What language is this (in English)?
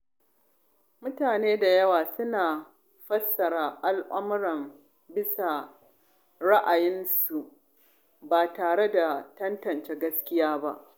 Hausa